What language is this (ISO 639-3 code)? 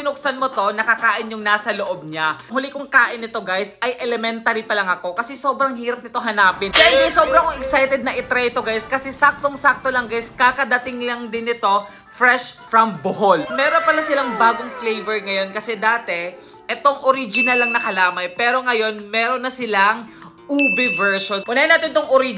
fil